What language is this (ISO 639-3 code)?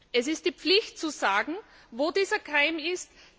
deu